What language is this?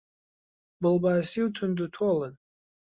Central Kurdish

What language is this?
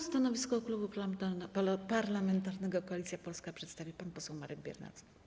Polish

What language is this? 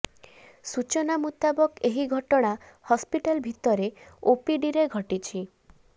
Odia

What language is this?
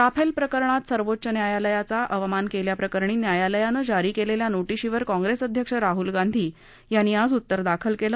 Marathi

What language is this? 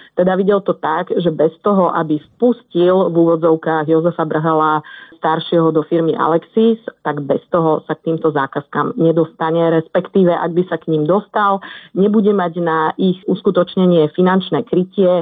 Slovak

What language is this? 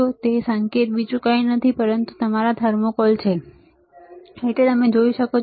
Gujarati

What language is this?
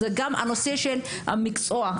Hebrew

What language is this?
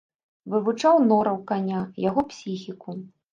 Belarusian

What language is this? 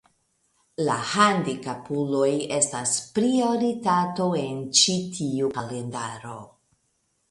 Esperanto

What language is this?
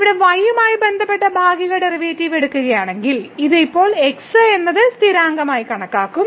Malayalam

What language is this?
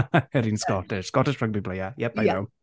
Welsh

